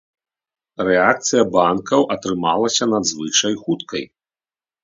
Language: Belarusian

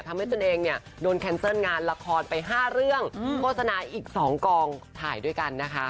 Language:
Thai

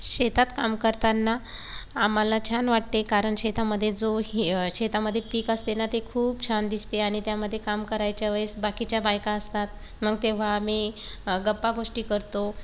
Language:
Marathi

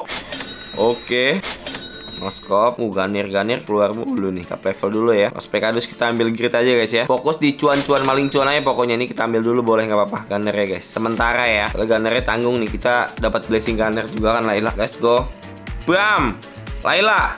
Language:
Indonesian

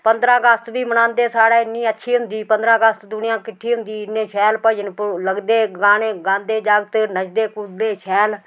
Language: Dogri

